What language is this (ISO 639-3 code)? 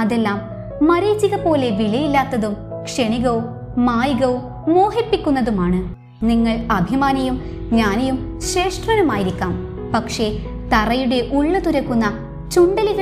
mal